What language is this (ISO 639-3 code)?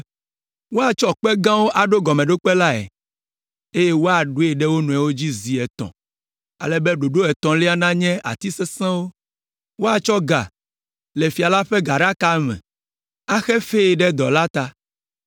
ewe